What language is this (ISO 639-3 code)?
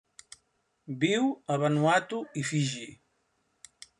cat